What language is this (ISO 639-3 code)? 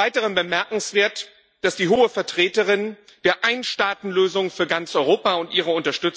deu